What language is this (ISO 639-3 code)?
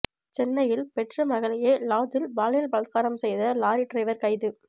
tam